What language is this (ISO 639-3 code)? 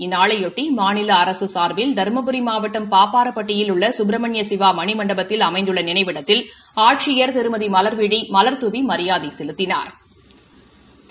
tam